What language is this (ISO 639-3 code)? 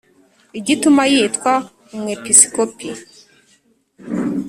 kin